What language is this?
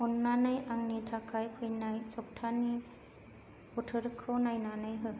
Bodo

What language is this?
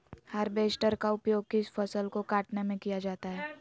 Magahi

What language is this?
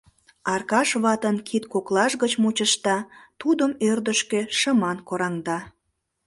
Mari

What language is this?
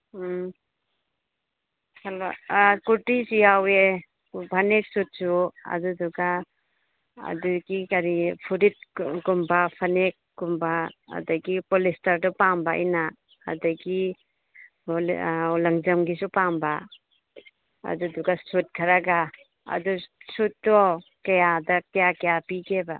Manipuri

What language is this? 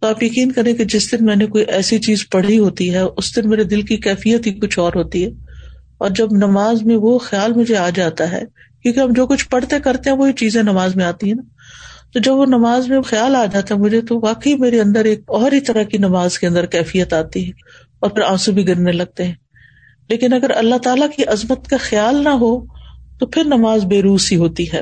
Urdu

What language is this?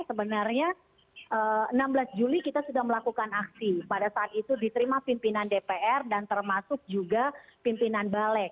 Indonesian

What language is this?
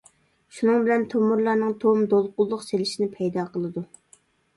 Uyghur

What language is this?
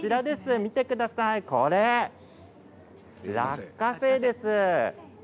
Japanese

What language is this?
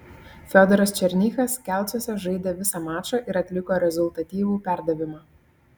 Lithuanian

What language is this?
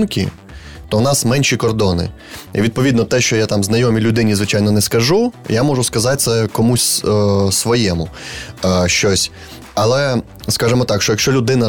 Ukrainian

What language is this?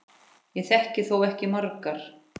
Icelandic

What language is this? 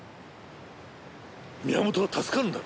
Japanese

